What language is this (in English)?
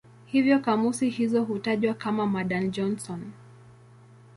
Swahili